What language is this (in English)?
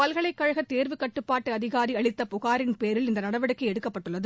Tamil